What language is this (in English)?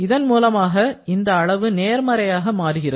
Tamil